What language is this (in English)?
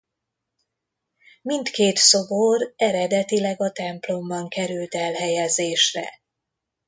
Hungarian